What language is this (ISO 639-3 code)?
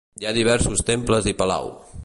cat